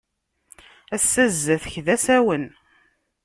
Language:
Kabyle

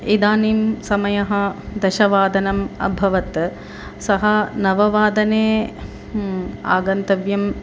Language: Sanskrit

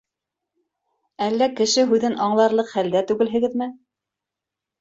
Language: Bashkir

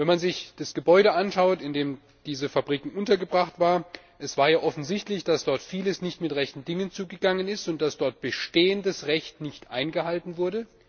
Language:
German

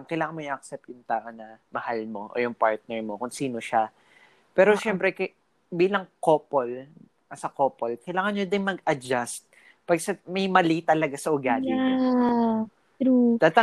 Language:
Filipino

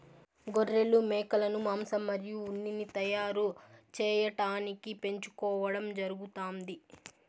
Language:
Telugu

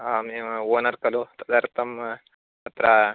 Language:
Sanskrit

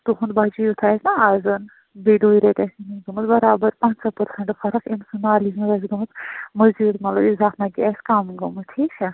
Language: Kashmiri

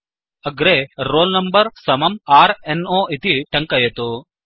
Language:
Sanskrit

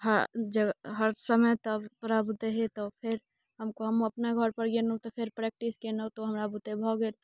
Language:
Maithili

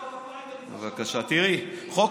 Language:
Hebrew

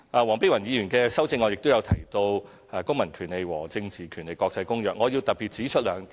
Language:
Cantonese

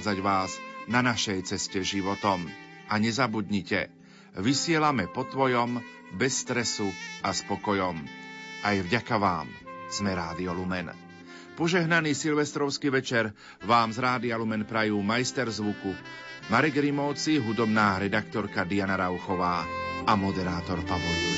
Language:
Slovak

